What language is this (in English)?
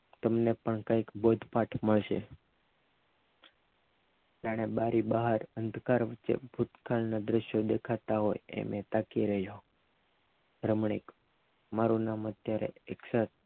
Gujarati